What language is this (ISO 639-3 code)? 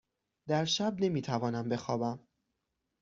fas